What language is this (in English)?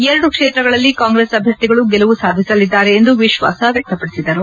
Kannada